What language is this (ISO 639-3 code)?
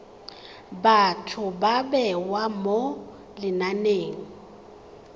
tsn